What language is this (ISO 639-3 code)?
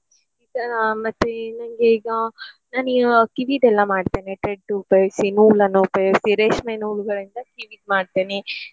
kan